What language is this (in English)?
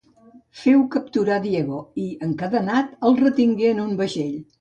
Catalan